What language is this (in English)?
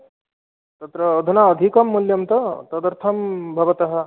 Sanskrit